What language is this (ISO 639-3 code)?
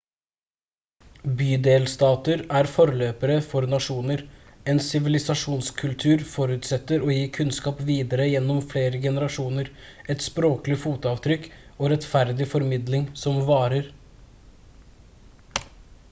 nob